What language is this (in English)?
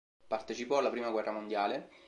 Italian